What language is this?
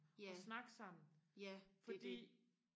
Danish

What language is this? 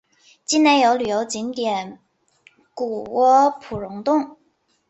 Chinese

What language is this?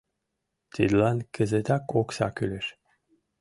Mari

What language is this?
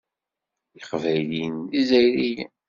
Kabyle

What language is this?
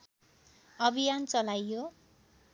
Nepali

